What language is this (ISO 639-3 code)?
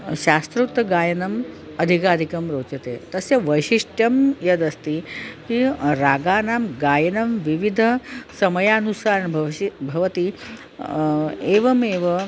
san